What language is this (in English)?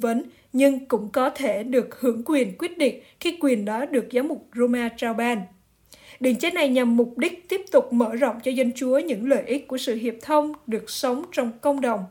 Vietnamese